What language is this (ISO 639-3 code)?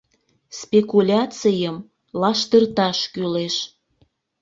chm